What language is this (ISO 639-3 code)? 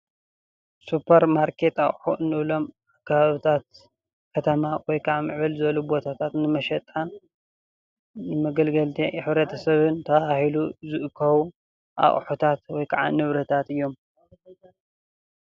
tir